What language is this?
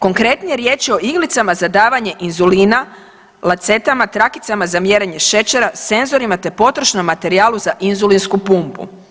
Croatian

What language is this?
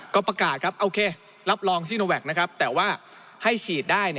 Thai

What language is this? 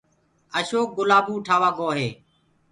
Gurgula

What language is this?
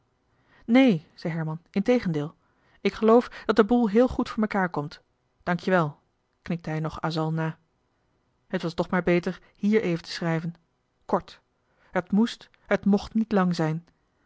Dutch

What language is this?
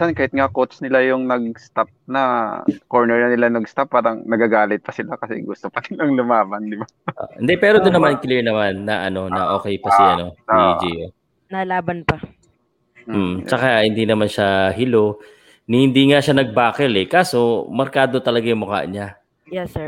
Filipino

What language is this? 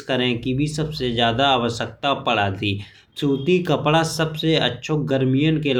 Bundeli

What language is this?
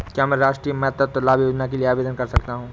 Hindi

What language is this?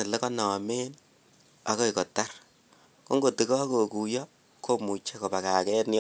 Kalenjin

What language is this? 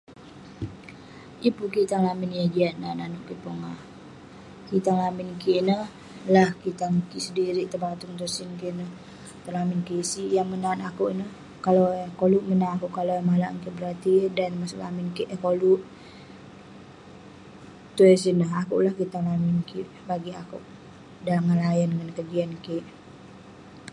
Western Penan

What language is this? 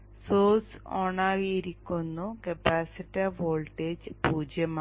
Malayalam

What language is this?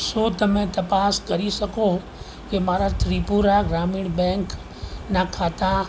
Gujarati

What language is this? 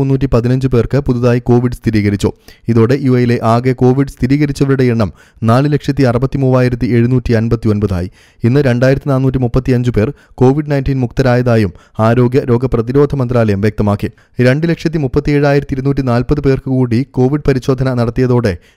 Turkish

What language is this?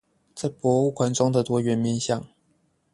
Chinese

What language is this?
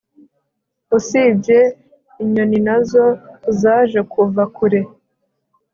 Kinyarwanda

